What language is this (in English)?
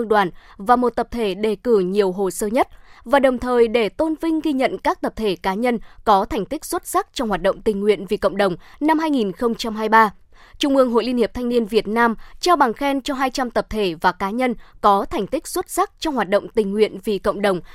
Vietnamese